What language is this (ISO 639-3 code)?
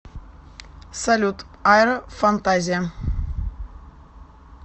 rus